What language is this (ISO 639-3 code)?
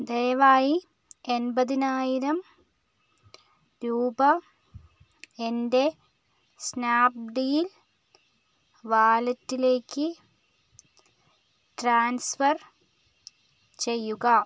mal